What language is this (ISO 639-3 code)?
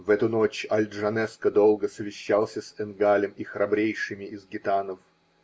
rus